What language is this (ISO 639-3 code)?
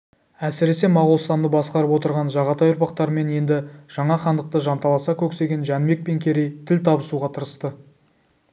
kaz